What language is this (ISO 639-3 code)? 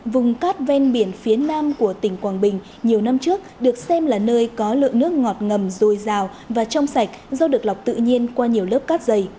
vie